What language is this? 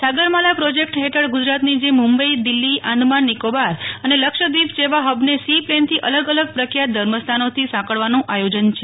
Gujarati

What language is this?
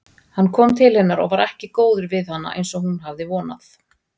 Icelandic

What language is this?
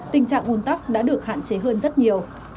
Vietnamese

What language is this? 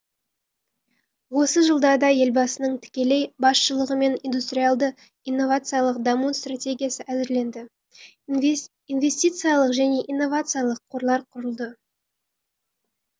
Kazakh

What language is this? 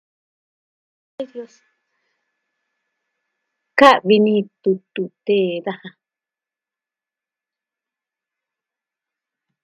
Southwestern Tlaxiaco Mixtec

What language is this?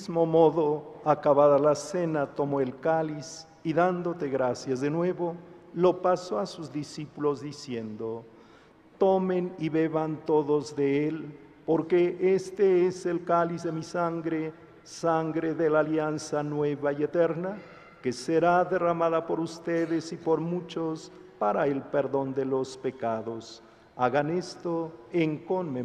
Spanish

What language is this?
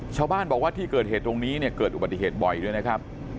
Thai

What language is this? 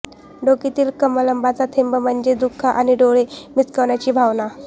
Marathi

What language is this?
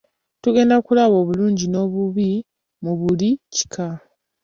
Ganda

